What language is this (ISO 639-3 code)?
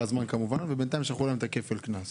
heb